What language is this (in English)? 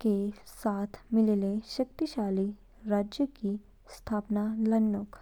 Kinnauri